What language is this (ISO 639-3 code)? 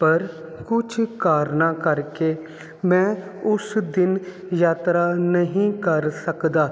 pan